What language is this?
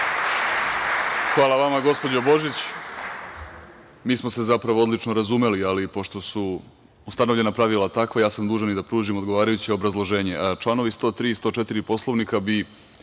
Serbian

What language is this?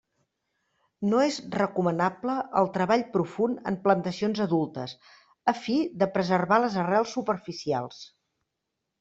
Catalan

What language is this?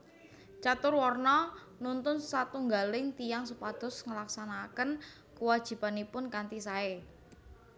Javanese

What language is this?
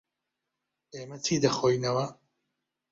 Central Kurdish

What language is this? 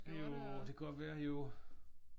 Danish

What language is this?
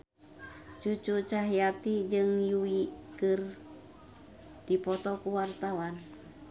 Sundanese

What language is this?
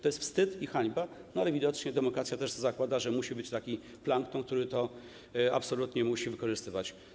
Polish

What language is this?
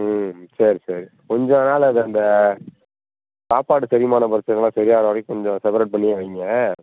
Tamil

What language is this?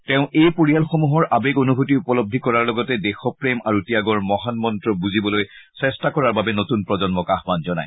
Assamese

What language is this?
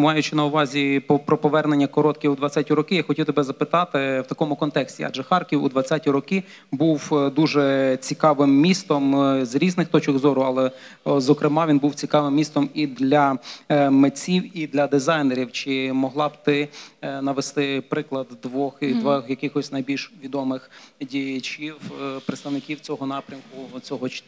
Polish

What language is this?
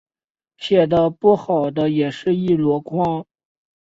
Chinese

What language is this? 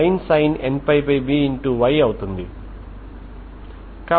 Telugu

